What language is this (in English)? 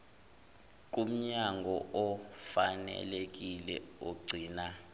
Zulu